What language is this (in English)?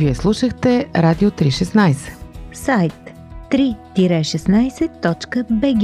Bulgarian